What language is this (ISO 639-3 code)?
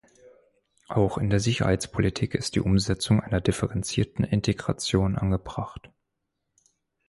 deu